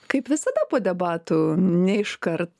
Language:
Lithuanian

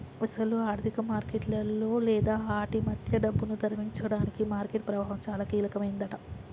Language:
Telugu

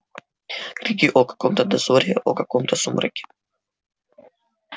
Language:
Russian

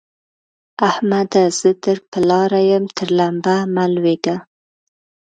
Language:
Pashto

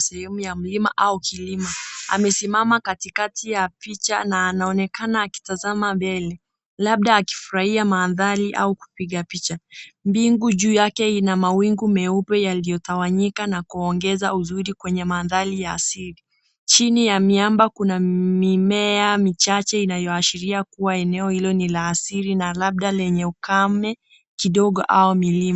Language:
Swahili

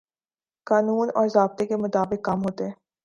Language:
Urdu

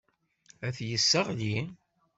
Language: Kabyle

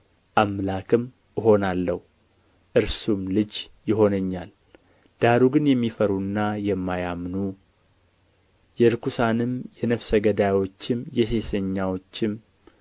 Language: Amharic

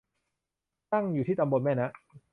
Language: Thai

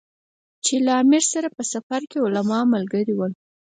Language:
Pashto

